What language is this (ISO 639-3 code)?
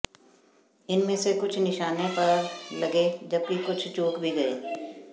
hin